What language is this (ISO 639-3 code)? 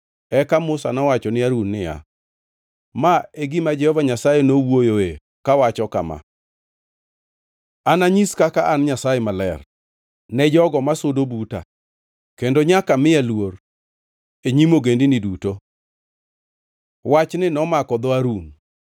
luo